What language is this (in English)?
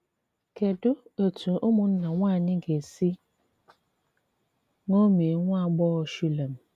Igbo